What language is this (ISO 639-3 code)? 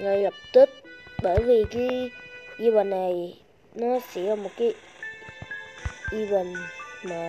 vie